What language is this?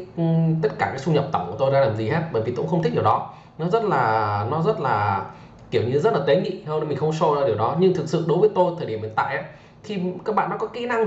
Vietnamese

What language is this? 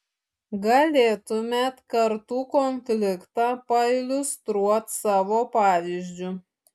Lithuanian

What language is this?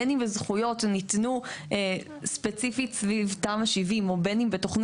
Hebrew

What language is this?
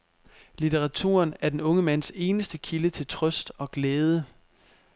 Danish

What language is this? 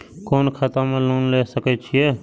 Maithili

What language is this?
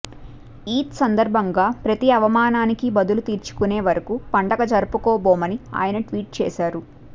Telugu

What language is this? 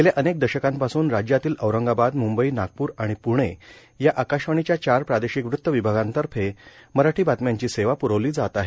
Marathi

